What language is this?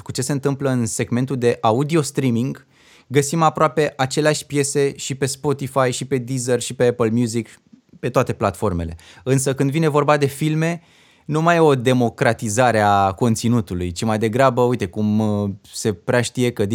Romanian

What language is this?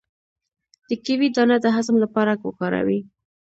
Pashto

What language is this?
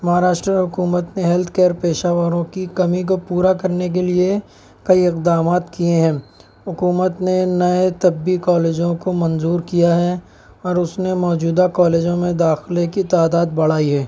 Urdu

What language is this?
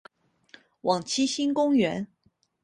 Chinese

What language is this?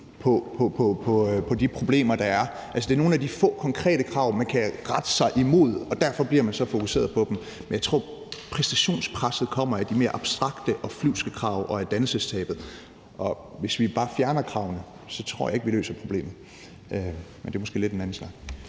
Danish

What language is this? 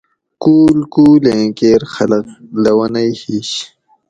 Gawri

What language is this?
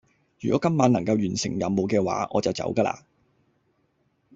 Cantonese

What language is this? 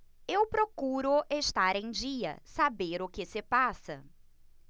Portuguese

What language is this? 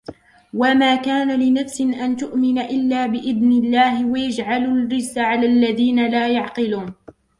Arabic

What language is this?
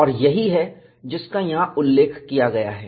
Hindi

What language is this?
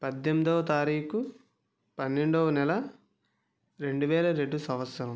Telugu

